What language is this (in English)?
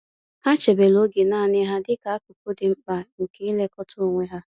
Igbo